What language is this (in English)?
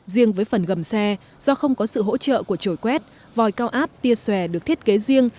Vietnamese